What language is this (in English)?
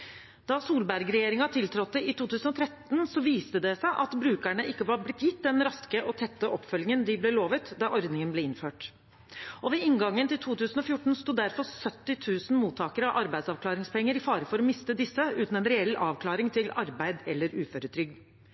Norwegian Bokmål